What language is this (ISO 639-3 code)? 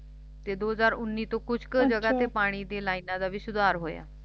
pan